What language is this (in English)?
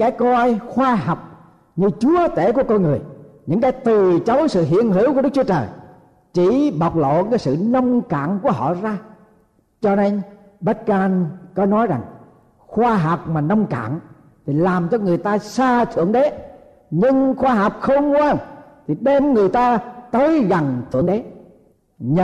Vietnamese